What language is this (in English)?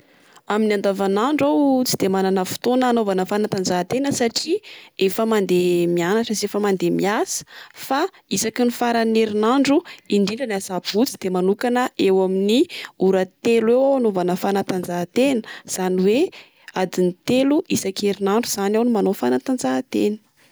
Malagasy